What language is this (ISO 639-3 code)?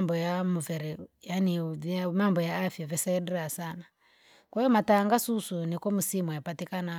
lag